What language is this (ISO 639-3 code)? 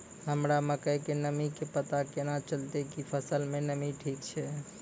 mai